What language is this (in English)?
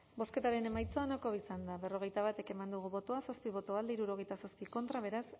Basque